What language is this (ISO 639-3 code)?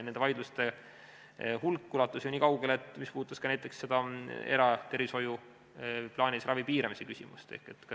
est